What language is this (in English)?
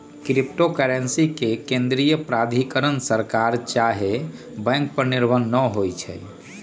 Magahi